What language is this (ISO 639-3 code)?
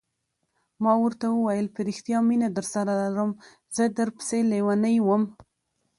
pus